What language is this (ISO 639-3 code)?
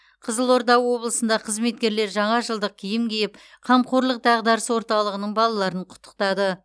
kaz